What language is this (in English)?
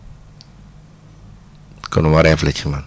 Wolof